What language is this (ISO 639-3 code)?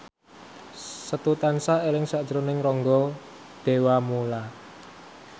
jav